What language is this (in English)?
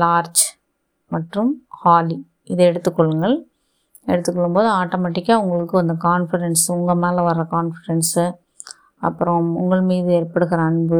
Tamil